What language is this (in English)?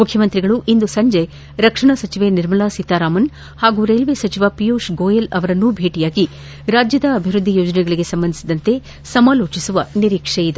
Kannada